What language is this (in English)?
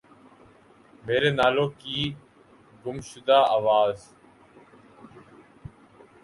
Urdu